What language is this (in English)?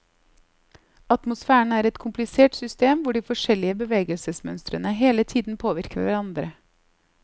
Norwegian